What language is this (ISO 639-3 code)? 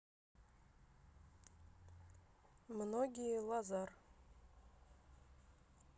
rus